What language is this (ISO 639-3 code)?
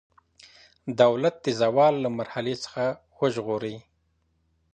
pus